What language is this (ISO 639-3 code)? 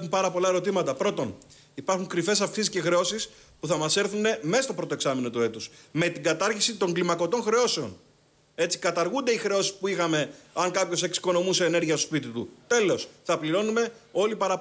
ell